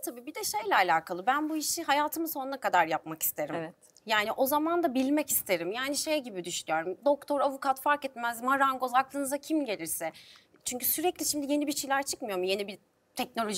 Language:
Turkish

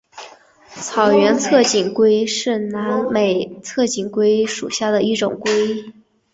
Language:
Chinese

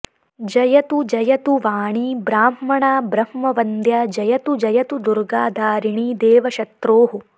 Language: Sanskrit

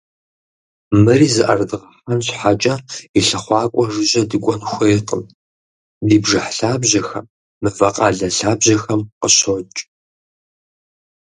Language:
Kabardian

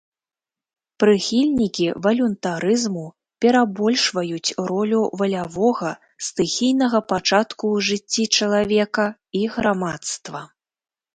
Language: Belarusian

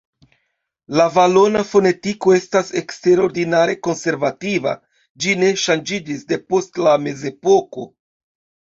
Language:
Esperanto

